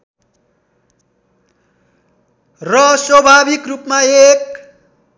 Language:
Nepali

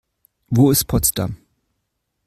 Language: German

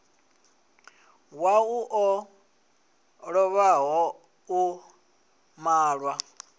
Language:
Venda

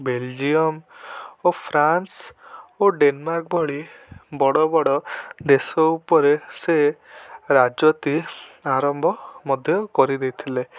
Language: Odia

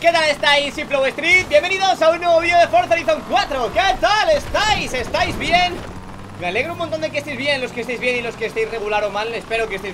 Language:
Spanish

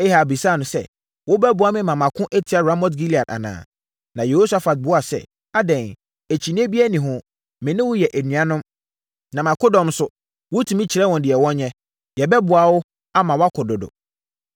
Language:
Akan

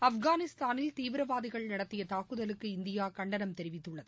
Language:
Tamil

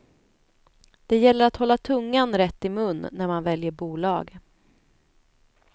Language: Swedish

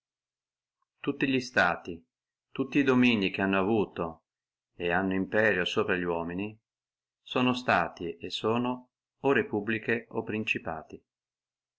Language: Italian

